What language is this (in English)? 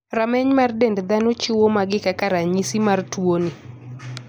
Luo (Kenya and Tanzania)